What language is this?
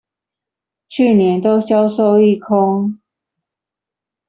Chinese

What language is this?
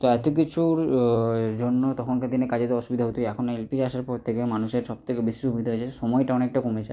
Bangla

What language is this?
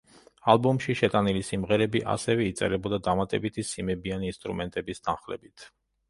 Georgian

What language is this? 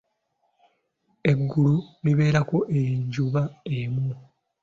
Ganda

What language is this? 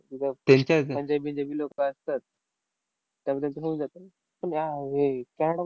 Marathi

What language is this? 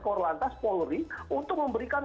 Indonesian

